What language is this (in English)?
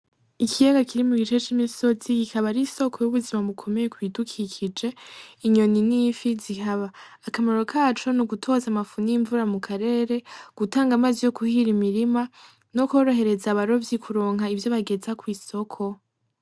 Rundi